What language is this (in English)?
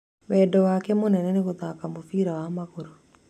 Kikuyu